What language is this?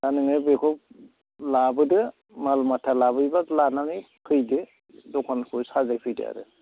Bodo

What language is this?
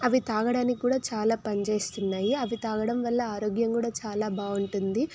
Telugu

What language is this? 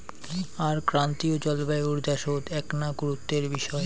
Bangla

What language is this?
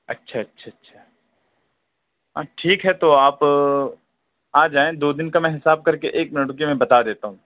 Urdu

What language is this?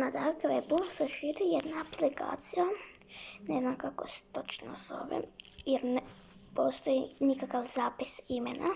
Croatian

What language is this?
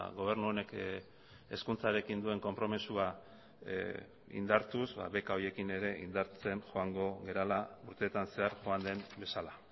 Basque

